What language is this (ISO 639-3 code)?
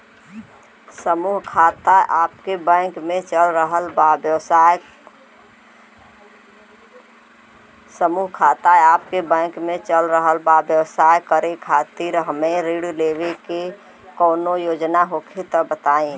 bho